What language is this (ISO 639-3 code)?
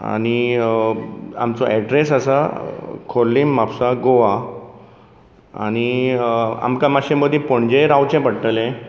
kok